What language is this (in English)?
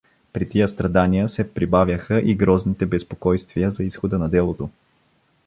Bulgarian